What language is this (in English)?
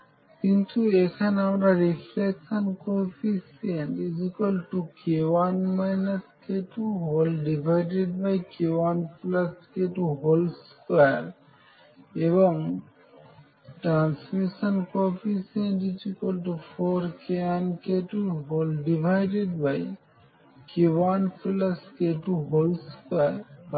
Bangla